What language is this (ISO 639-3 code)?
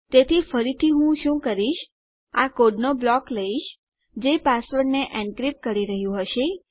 guj